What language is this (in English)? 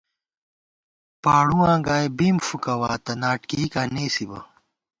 Gawar-Bati